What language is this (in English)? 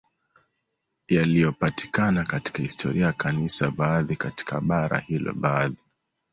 Swahili